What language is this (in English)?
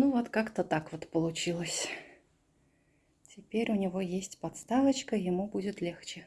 Russian